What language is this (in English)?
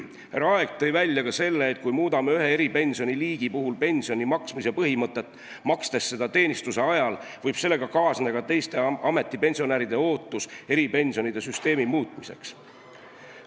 Estonian